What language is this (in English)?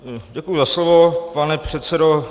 Czech